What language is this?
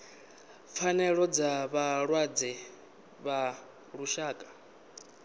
Venda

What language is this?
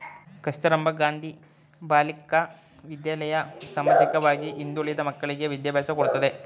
Kannada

